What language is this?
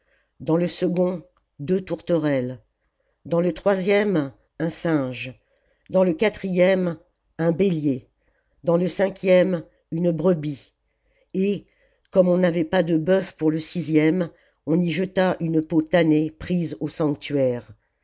French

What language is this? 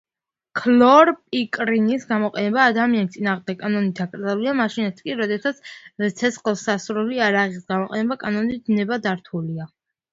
Georgian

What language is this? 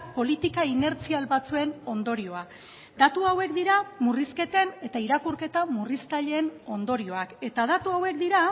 Basque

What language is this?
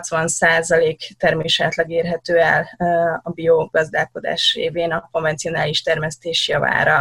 Hungarian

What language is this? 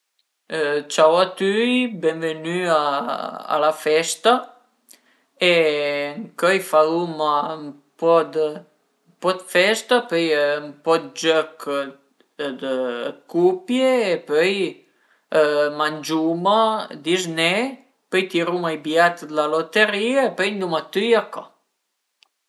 Piedmontese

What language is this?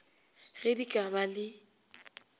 Northern Sotho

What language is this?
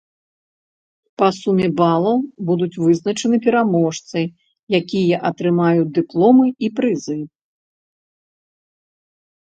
Belarusian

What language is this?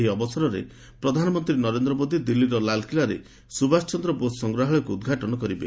Odia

